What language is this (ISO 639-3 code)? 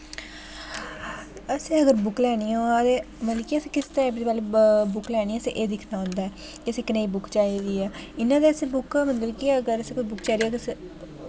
doi